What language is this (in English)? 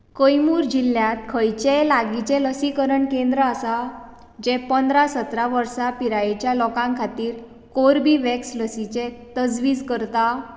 Konkani